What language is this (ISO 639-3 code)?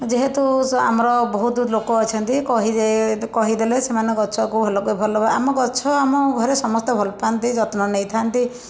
ori